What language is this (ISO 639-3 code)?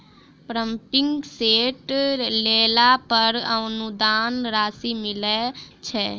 mai